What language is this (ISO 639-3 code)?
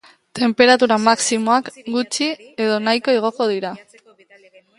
eus